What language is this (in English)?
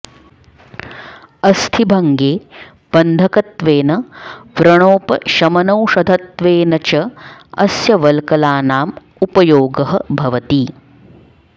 Sanskrit